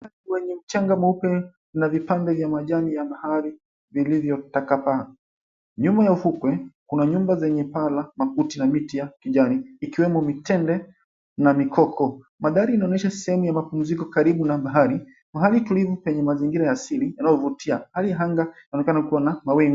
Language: Swahili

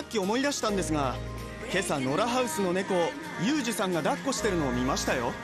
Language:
Japanese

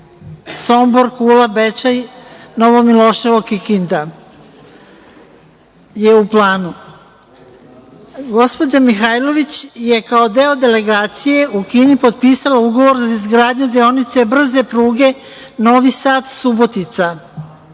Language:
Serbian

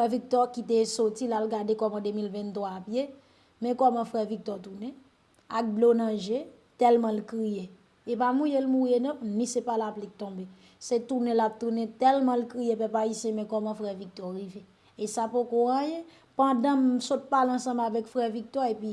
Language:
French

